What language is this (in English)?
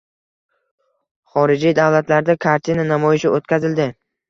Uzbek